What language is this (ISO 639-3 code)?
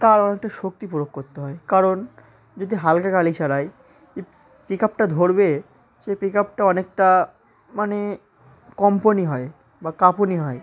ben